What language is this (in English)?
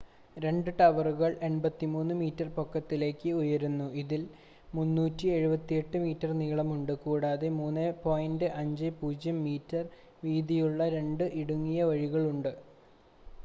Malayalam